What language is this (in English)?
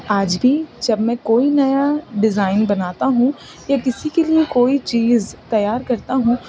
Urdu